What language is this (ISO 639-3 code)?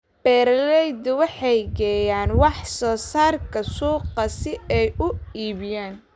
som